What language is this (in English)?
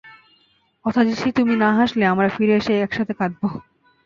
Bangla